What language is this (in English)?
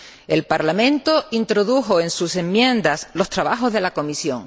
Spanish